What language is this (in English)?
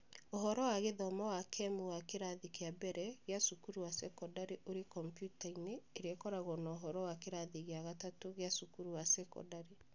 Kikuyu